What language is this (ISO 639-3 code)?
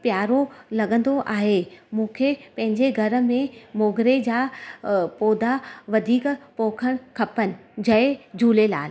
snd